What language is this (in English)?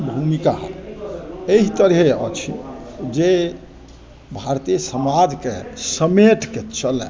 Maithili